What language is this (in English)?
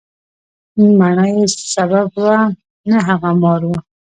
Pashto